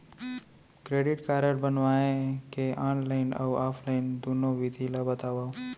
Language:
Chhattisgarhi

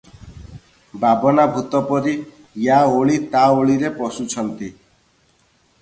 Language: Odia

